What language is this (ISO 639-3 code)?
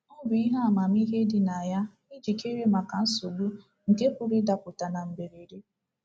ibo